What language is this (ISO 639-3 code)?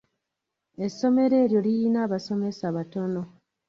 lug